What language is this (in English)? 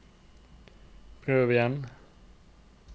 Norwegian